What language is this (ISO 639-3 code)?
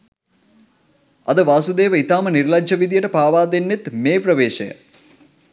sin